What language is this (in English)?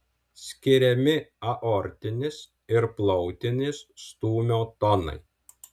Lithuanian